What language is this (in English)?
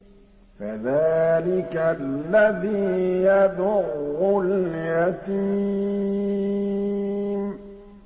Arabic